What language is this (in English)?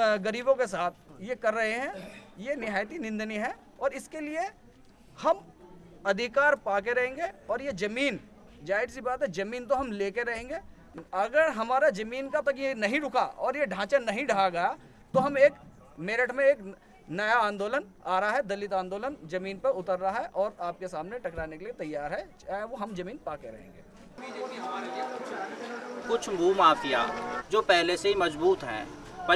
Hindi